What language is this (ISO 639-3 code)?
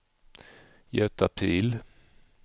swe